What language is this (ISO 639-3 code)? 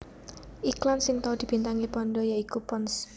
jav